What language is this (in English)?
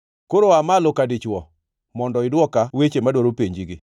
Luo (Kenya and Tanzania)